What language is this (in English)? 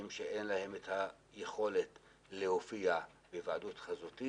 Hebrew